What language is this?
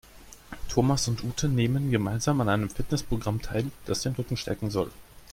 German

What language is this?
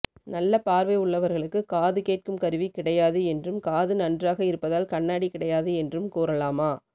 Tamil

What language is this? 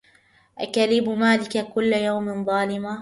Arabic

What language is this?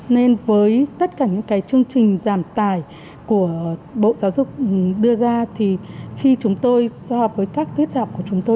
Vietnamese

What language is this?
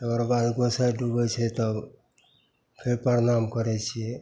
Maithili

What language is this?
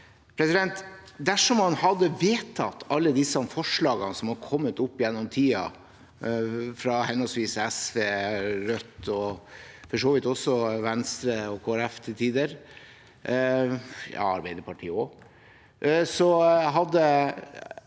Norwegian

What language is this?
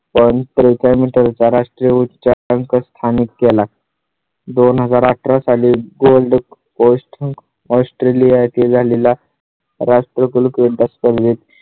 Marathi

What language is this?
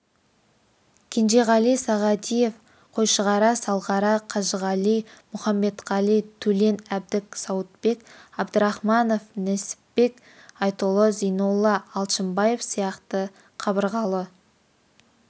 Kazakh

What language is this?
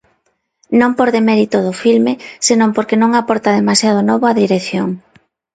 Galician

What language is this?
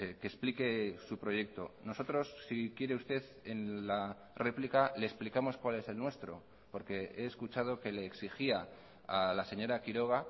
Spanish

